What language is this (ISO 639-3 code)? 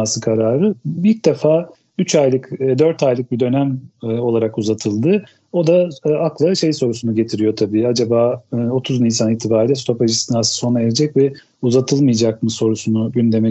tur